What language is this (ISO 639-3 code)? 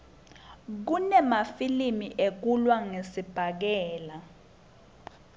ssw